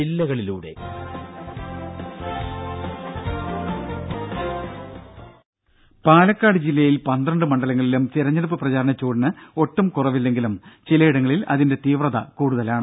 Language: Malayalam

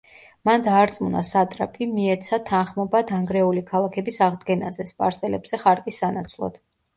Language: Georgian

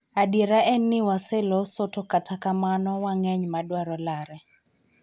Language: Luo (Kenya and Tanzania)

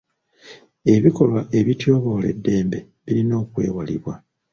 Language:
Ganda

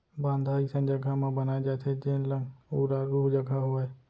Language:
Chhattisgarhi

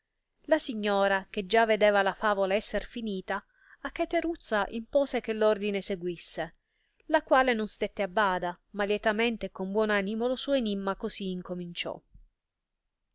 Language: Italian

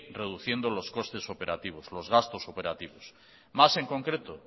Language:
Spanish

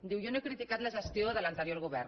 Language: Catalan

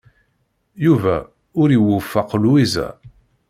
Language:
Kabyle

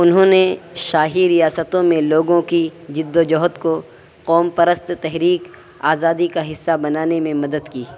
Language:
Urdu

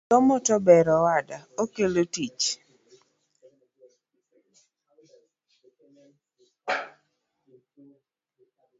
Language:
Luo (Kenya and Tanzania)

